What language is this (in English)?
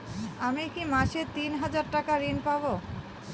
Bangla